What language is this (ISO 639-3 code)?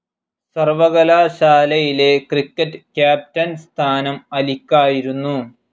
mal